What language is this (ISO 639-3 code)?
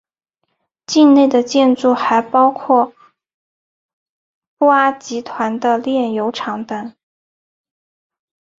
zho